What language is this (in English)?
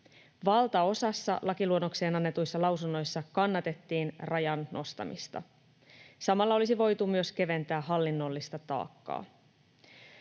Finnish